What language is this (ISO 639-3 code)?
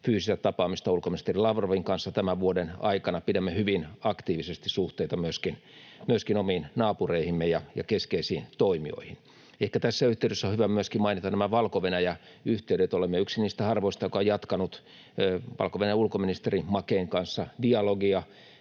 fin